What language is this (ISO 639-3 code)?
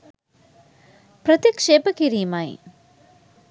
sin